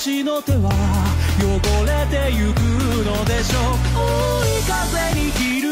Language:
Korean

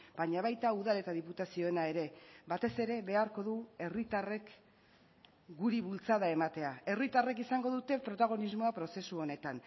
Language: Basque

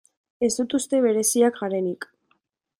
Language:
Basque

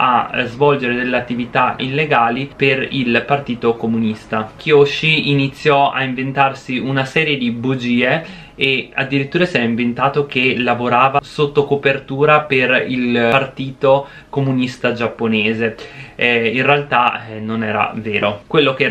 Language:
Italian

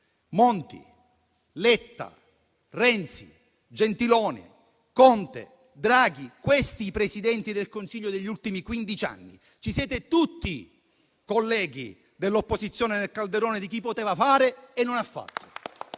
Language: Italian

